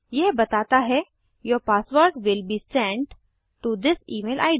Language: Hindi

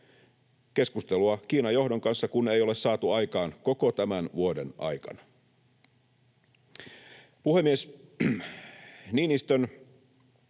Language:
Finnish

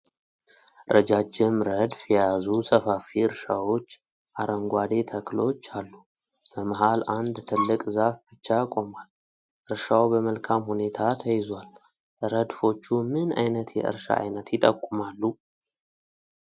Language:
Amharic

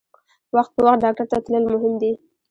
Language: Pashto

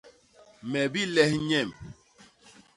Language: Basaa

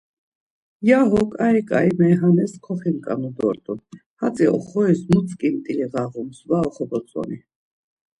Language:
Laz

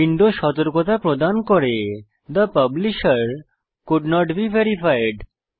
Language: Bangla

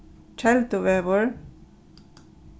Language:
Faroese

